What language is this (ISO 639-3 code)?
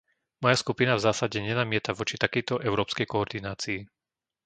slk